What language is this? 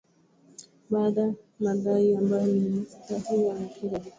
Swahili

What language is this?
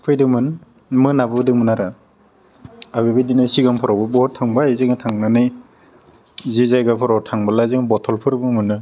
Bodo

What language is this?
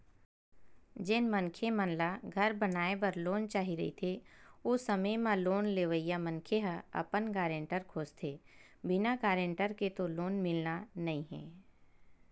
Chhattisgarhi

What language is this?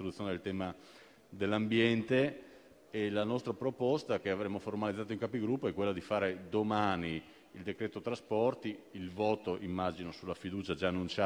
Italian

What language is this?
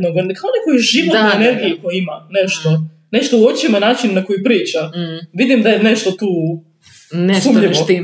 Croatian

